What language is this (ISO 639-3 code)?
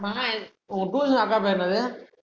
tam